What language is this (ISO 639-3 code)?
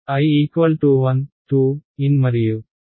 tel